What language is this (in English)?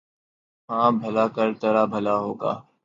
Urdu